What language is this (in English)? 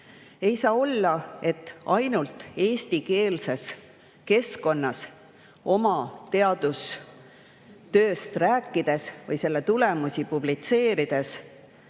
Estonian